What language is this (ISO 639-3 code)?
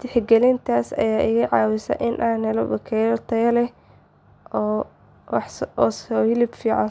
som